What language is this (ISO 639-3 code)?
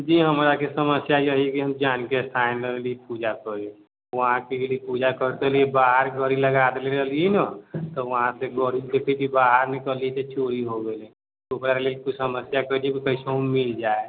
mai